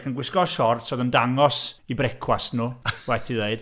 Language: Welsh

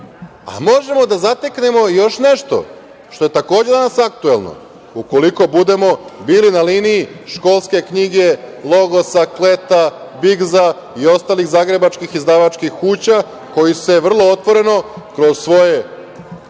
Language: Serbian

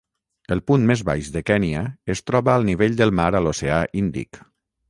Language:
Catalan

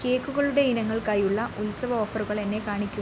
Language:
Malayalam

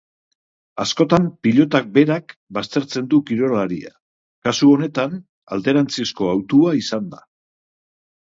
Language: Basque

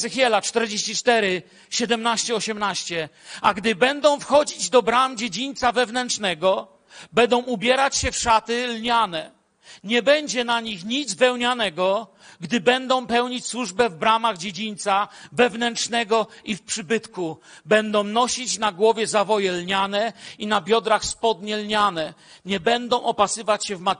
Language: Polish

